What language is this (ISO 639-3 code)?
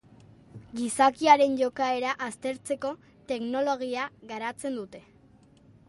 eus